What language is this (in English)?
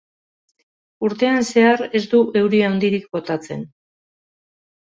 Basque